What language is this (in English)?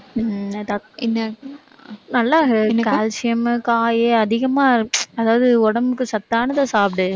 Tamil